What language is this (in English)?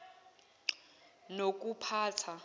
Zulu